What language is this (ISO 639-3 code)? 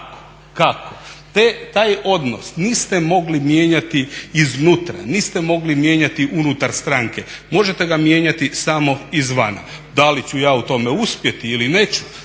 hrv